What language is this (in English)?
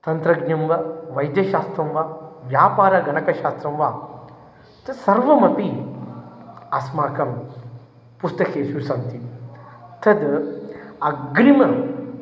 Sanskrit